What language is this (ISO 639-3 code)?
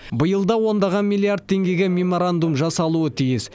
kaz